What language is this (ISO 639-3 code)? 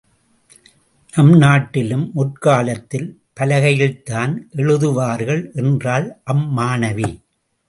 tam